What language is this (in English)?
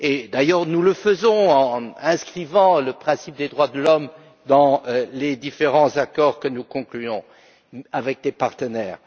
French